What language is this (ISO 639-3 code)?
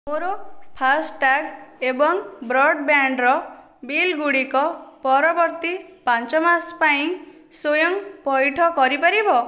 ori